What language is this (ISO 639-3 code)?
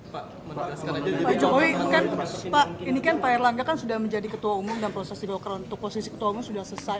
ind